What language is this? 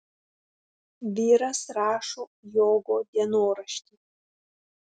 Lithuanian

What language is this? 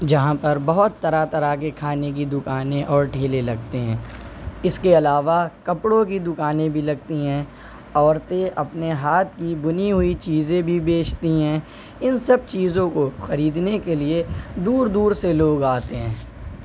Urdu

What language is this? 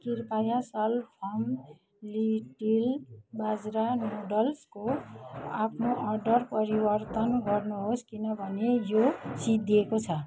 Nepali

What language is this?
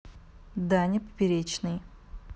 Russian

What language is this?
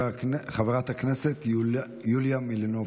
Hebrew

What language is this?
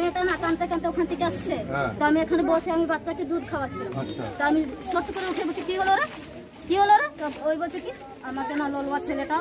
Romanian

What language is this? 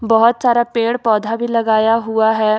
Hindi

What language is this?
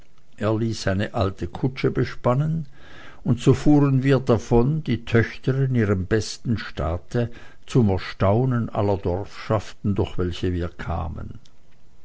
German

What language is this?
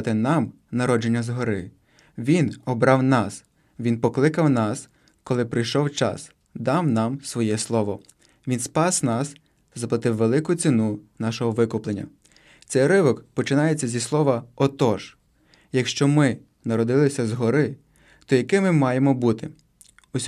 Ukrainian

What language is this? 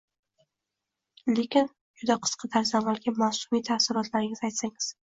Uzbek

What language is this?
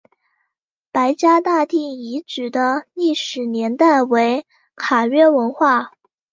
Chinese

